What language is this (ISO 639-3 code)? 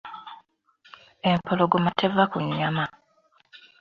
lug